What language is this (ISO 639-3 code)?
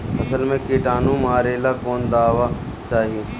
bho